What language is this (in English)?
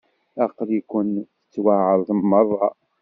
Kabyle